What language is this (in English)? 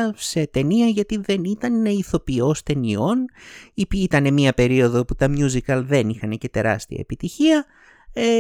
Greek